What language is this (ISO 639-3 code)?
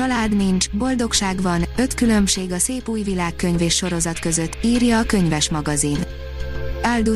hun